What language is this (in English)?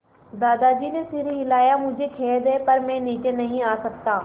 Hindi